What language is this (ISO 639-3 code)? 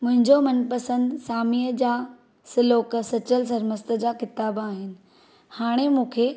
snd